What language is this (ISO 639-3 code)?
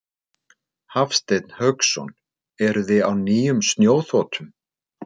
isl